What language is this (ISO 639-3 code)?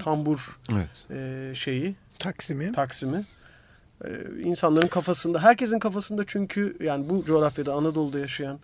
tur